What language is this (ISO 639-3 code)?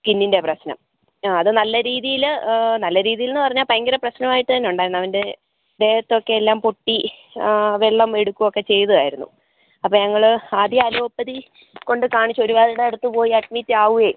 mal